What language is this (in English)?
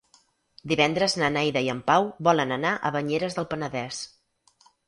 Catalan